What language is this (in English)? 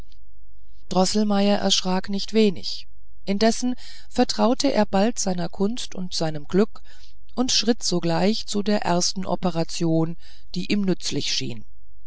German